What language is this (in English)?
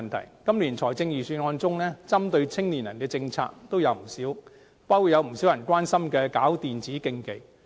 Cantonese